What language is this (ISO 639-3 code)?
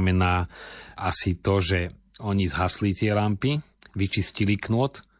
slk